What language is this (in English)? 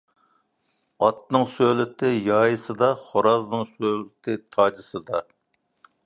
Uyghur